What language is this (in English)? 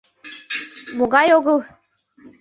Mari